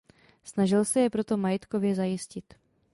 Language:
Czech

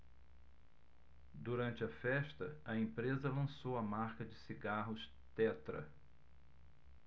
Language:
Portuguese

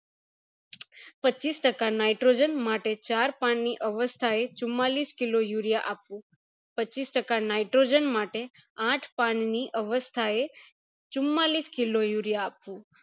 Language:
Gujarati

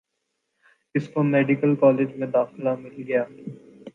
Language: Urdu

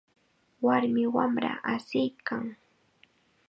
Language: Chiquián Ancash Quechua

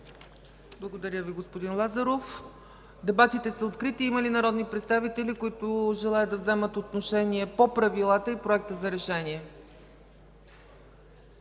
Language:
Bulgarian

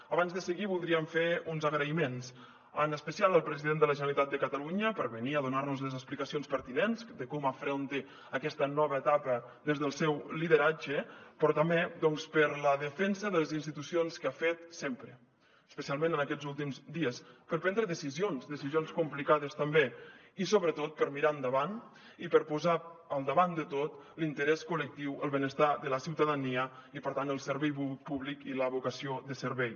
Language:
Catalan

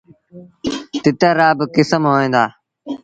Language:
Sindhi Bhil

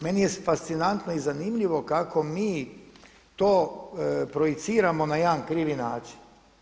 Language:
Croatian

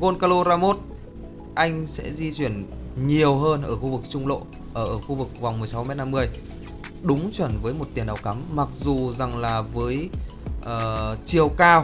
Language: Vietnamese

